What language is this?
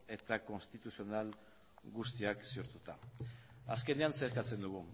Basque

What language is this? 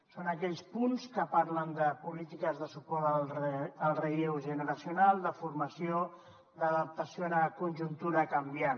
Catalan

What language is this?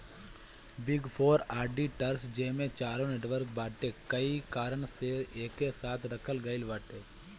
Bhojpuri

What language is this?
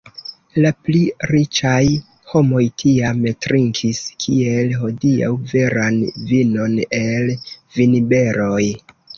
Esperanto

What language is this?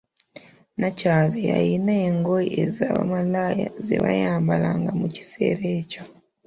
Ganda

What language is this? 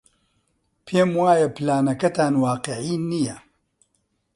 Central Kurdish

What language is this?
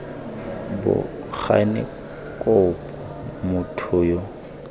Tswana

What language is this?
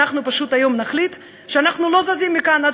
Hebrew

